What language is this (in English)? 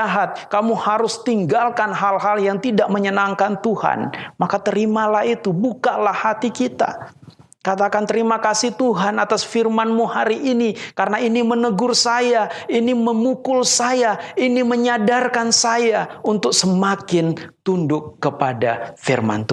Indonesian